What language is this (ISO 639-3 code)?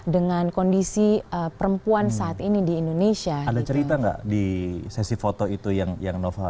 ind